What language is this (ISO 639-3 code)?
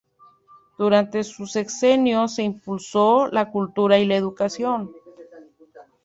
spa